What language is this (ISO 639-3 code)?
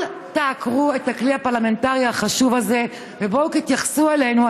heb